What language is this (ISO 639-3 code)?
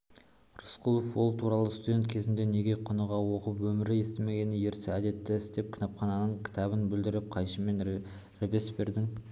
kaz